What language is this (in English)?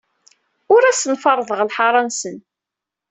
Kabyle